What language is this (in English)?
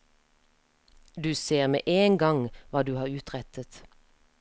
Norwegian